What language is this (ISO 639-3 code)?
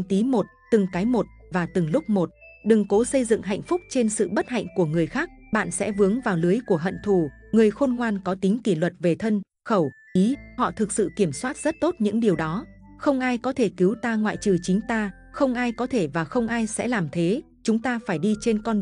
vie